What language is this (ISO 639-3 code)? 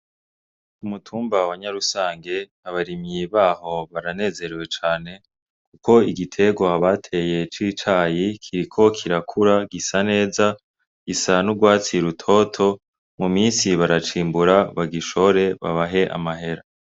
run